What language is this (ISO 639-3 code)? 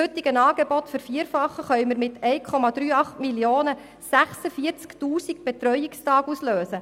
gsw